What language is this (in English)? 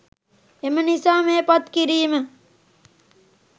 Sinhala